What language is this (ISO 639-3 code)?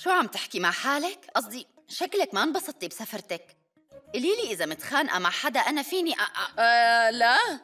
ara